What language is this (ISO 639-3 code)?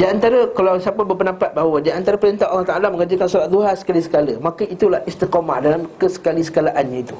msa